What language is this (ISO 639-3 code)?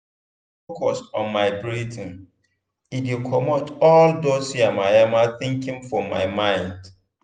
pcm